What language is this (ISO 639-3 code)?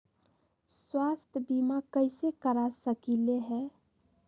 mag